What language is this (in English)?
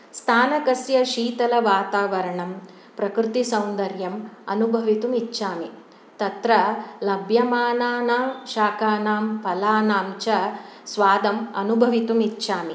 Sanskrit